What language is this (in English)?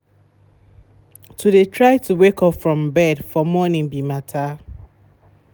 Nigerian Pidgin